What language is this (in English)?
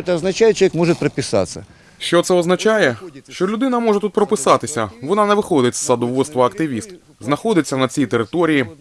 Ukrainian